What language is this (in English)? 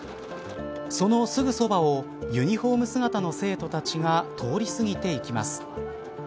Japanese